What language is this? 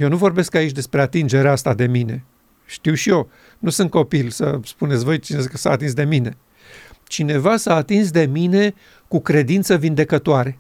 Romanian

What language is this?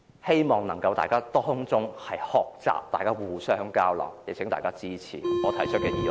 Cantonese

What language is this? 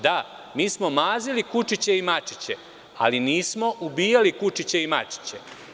Serbian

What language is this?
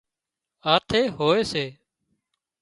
Wadiyara Koli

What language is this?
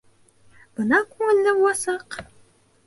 Bashkir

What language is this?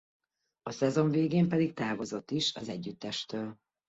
Hungarian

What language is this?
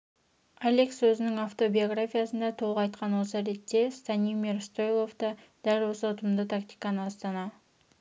Kazakh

